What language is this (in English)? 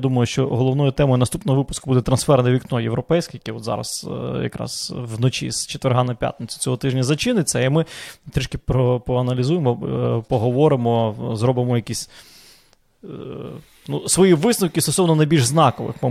Ukrainian